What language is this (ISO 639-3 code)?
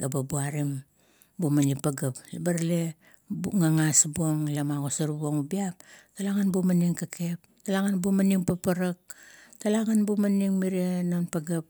kto